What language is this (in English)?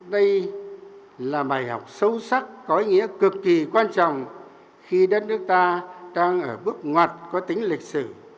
Vietnamese